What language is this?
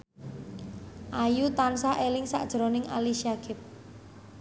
Javanese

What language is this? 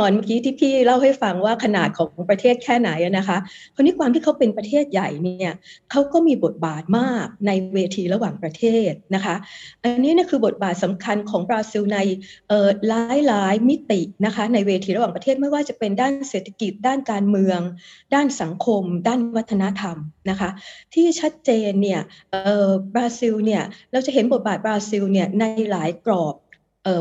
Thai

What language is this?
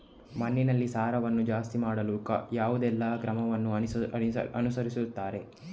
Kannada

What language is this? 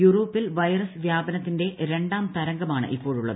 Malayalam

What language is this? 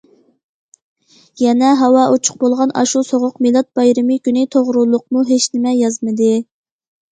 Uyghur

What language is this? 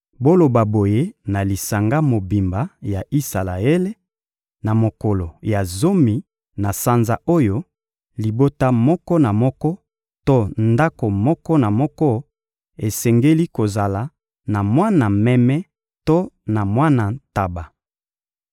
Lingala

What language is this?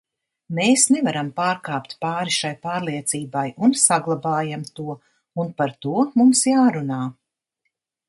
Latvian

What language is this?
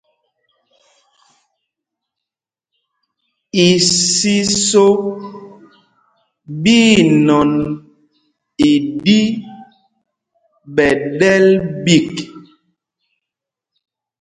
Mpumpong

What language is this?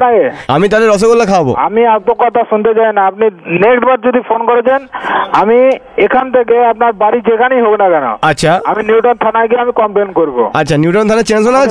Bangla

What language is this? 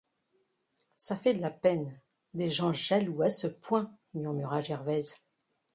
French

